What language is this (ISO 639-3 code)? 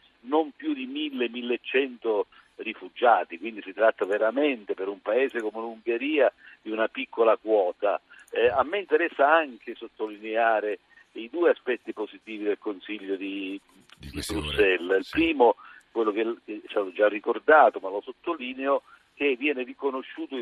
ita